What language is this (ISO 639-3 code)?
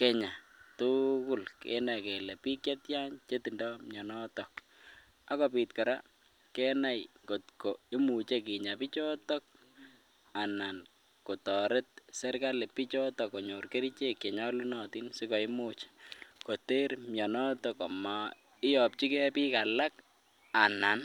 kln